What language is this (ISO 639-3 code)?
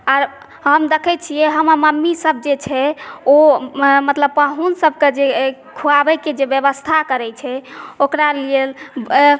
mai